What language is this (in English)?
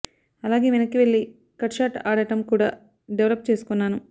Telugu